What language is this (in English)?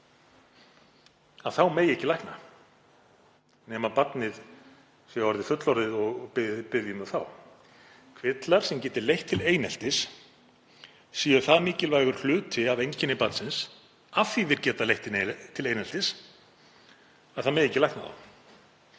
Icelandic